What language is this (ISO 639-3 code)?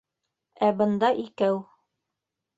bak